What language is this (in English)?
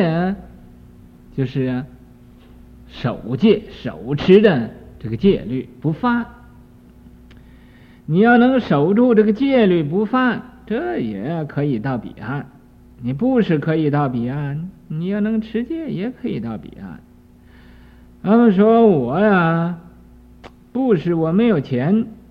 Chinese